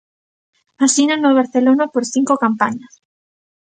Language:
Galician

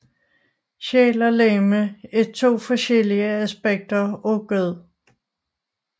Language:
Danish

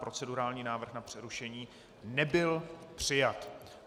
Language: Czech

